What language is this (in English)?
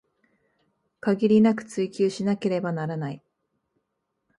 Japanese